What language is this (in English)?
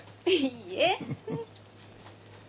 Japanese